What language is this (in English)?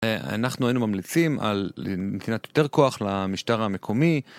Hebrew